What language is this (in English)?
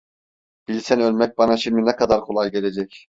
Turkish